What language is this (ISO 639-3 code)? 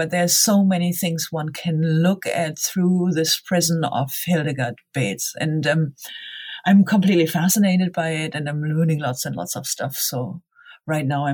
eng